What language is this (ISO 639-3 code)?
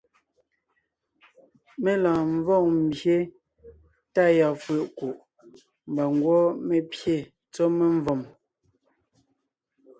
nnh